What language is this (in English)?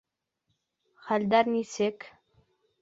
Bashkir